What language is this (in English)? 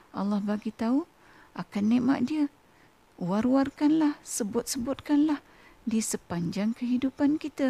Malay